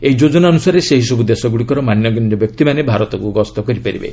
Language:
Odia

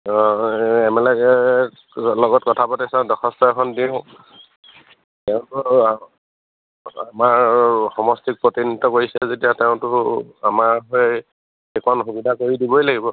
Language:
Assamese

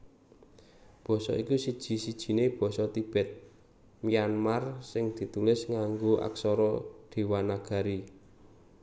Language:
Javanese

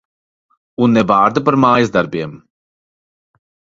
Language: Latvian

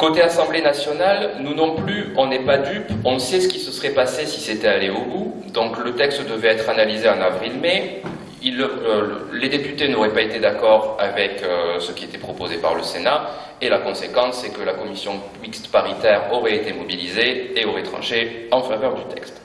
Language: French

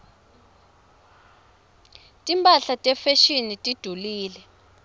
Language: Swati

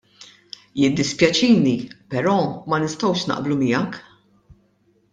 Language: Maltese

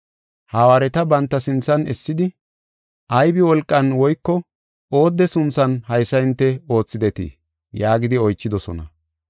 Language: Gofa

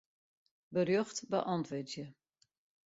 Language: Western Frisian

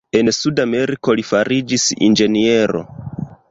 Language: Esperanto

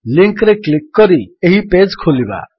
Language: Odia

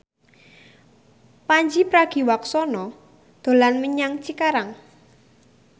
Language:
Javanese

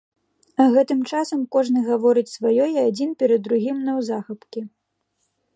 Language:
Belarusian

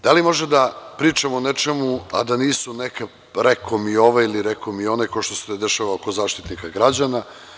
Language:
Serbian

